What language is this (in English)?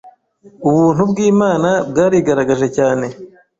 Kinyarwanda